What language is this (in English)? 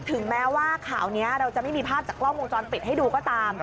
Thai